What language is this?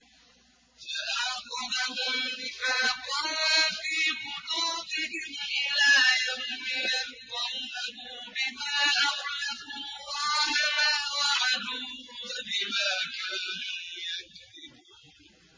Arabic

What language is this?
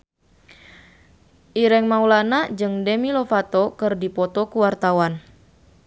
Sundanese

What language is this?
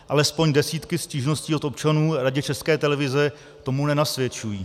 Czech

